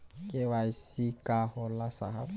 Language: Bhojpuri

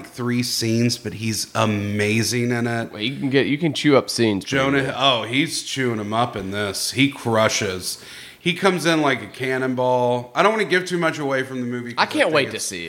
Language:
English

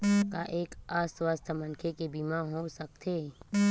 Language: Chhattisgarhi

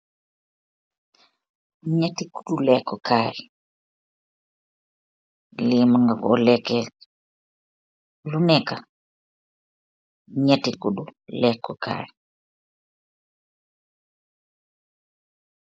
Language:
Wolof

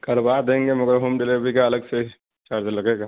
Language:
Urdu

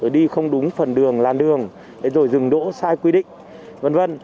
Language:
Vietnamese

